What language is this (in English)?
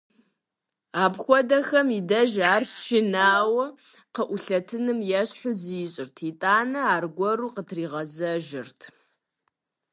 Kabardian